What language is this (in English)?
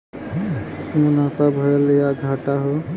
Bhojpuri